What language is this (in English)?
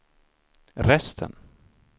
Swedish